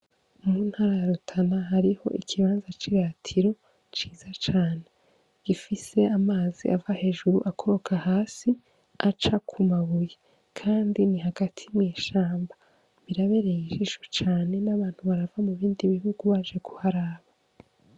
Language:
Rundi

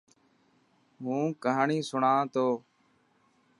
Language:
Dhatki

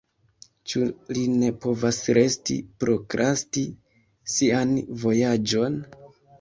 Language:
Esperanto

